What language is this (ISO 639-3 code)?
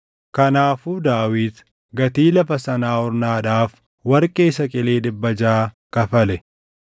orm